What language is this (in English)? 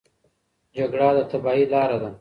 Pashto